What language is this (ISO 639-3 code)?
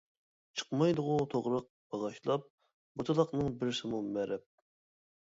uig